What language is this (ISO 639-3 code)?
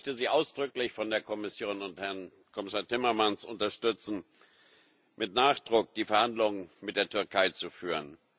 deu